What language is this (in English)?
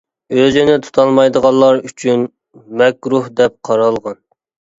Uyghur